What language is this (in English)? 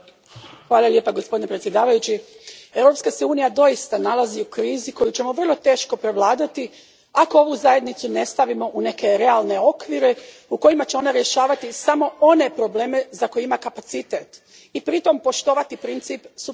Croatian